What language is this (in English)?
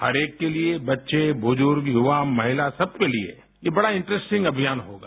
Hindi